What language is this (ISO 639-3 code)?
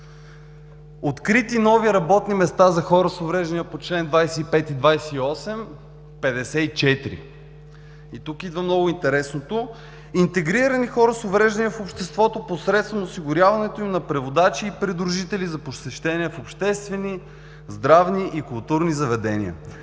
bul